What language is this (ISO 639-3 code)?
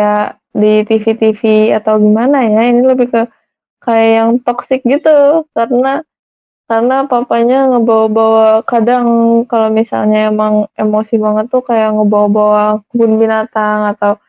ind